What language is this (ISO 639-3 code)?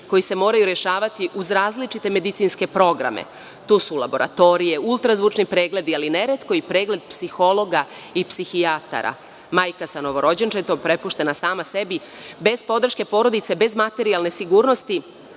srp